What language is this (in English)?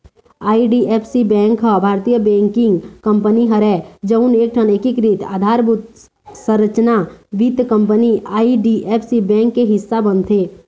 Chhattisgarhi